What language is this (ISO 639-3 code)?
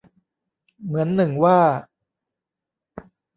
tha